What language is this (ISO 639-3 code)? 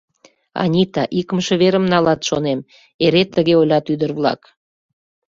chm